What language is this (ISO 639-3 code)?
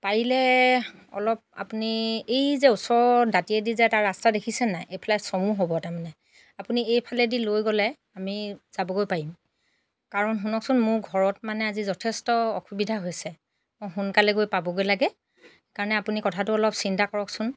asm